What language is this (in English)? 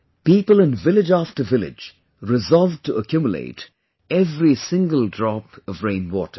English